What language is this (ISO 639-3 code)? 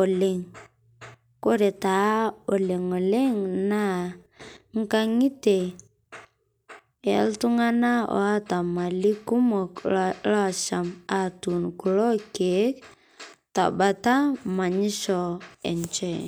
mas